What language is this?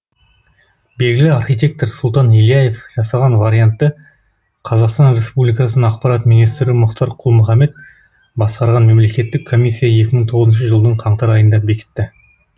Kazakh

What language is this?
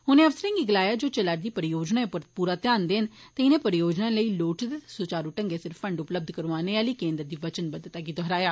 Dogri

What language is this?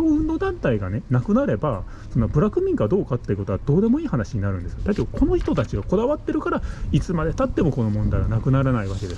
Japanese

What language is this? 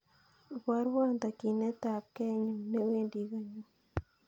Kalenjin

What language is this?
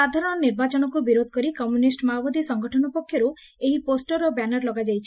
Odia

